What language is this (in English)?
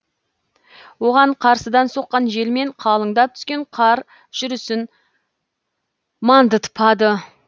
Kazakh